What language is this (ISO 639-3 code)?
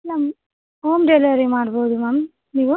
kan